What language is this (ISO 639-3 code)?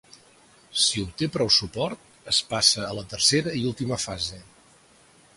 cat